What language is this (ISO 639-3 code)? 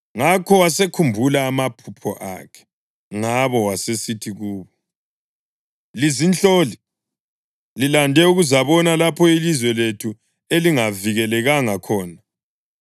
nde